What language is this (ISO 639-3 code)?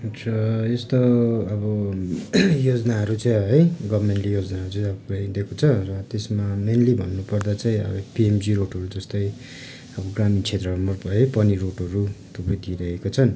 nep